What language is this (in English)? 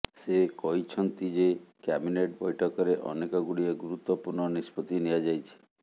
Odia